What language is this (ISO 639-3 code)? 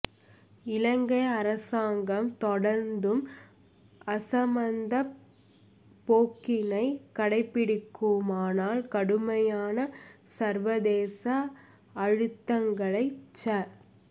tam